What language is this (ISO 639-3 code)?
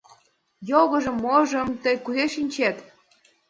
chm